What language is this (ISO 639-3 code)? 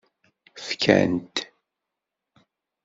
kab